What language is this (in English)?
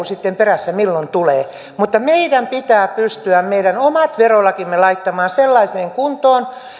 Finnish